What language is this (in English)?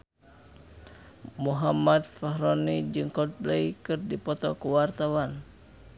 Sundanese